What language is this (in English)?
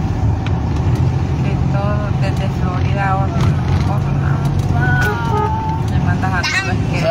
Spanish